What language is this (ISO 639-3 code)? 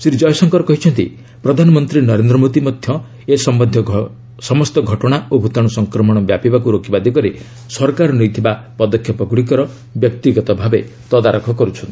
ori